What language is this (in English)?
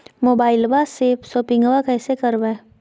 Magahi